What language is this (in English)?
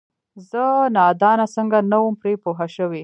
Pashto